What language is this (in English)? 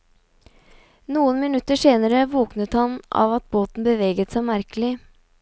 Norwegian